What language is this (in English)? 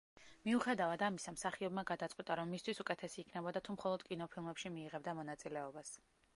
Georgian